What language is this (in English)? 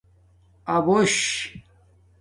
Domaaki